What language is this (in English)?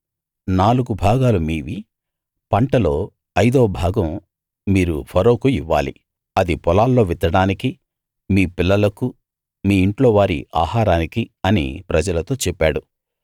Telugu